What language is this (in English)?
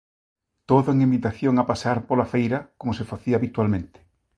Galician